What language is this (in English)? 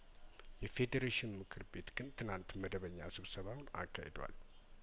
Amharic